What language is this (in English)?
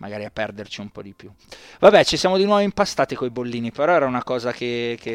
Italian